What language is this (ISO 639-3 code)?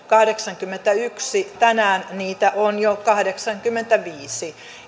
fin